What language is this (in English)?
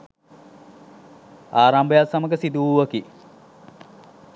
Sinhala